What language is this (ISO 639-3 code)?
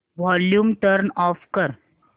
mar